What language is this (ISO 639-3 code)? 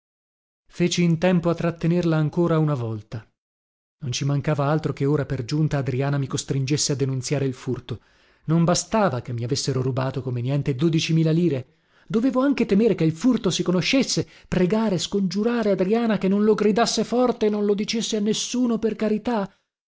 ita